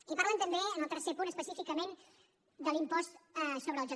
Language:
Catalan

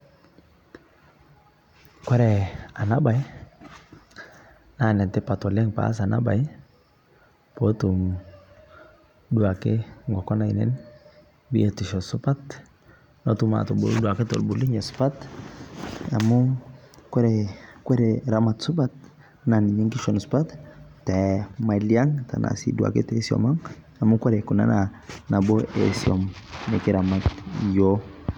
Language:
Masai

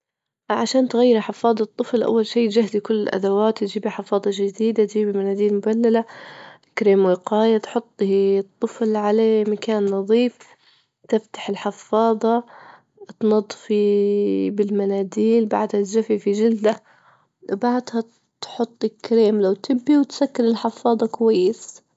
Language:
Libyan Arabic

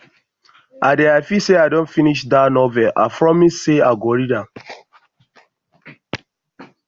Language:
Nigerian Pidgin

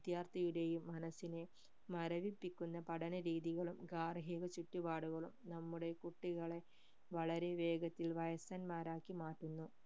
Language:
Malayalam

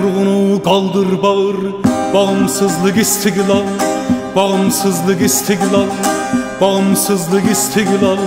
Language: Turkish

